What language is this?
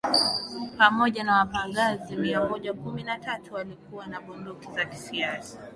Swahili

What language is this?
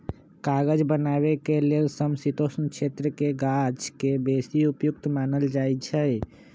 Magahi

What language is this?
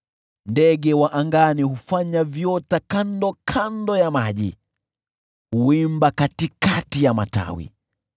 Swahili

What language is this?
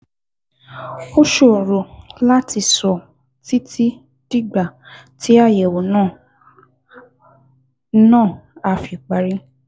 Yoruba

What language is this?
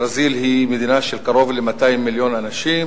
Hebrew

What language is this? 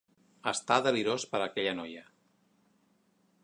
Catalan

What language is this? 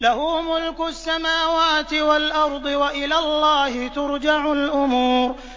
Arabic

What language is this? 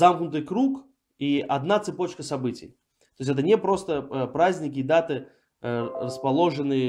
Russian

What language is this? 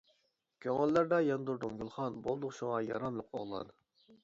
Uyghur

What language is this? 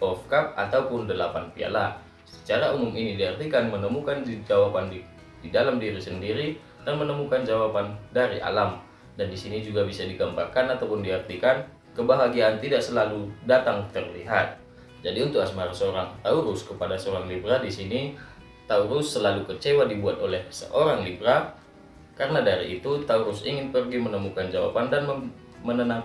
Indonesian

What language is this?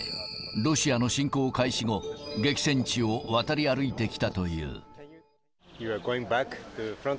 Japanese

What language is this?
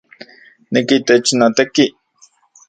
Central Puebla Nahuatl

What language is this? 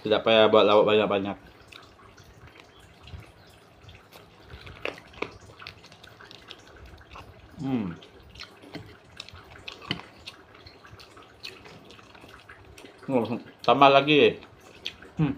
Malay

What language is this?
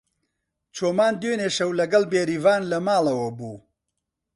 Central Kurdish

